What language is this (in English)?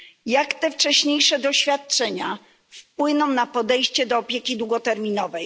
Polish